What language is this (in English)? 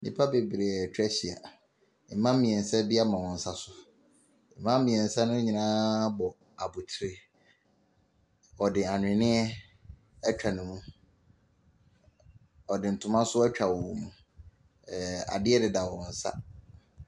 Akan